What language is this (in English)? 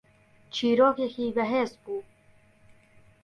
Central Kurdish